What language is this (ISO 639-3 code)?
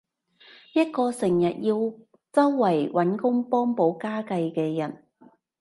yue